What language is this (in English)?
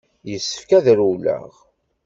Kabyle